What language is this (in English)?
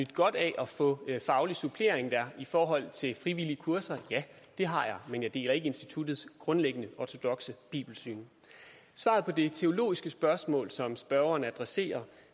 Danish